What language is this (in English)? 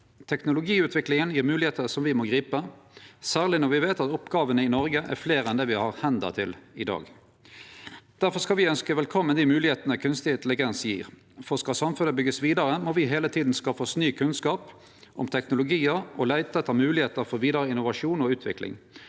Norwegian